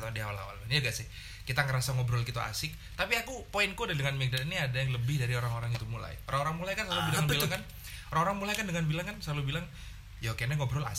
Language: Indonesian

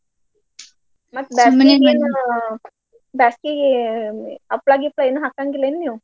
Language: Kannada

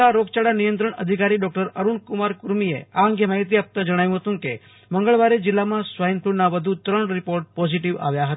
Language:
Gujarati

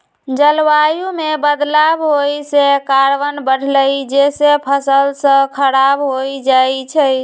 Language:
Magahi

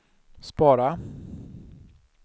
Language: Swedish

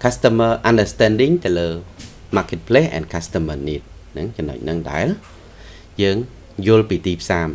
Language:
Vietnamese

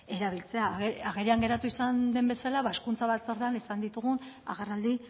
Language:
Basque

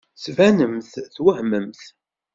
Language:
Kabyle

